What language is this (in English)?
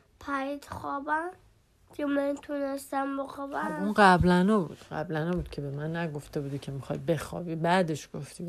Persian